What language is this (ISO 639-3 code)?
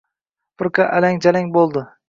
uzb